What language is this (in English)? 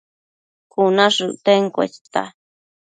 Matsés